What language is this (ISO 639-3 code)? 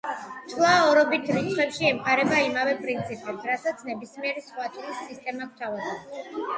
kat